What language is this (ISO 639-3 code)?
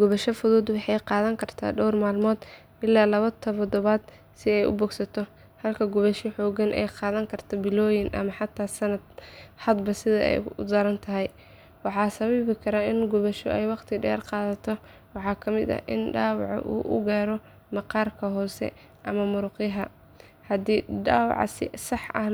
som